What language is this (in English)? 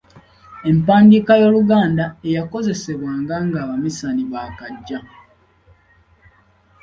Ganda